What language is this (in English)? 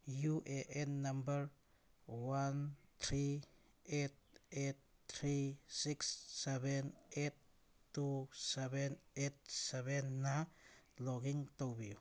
Manipuri